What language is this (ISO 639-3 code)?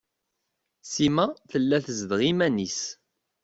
kab